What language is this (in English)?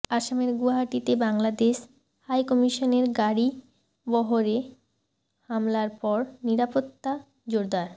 Bangla